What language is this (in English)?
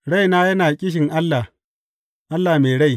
Hausa